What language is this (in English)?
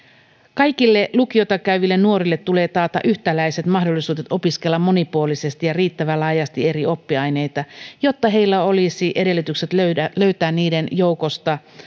Finnish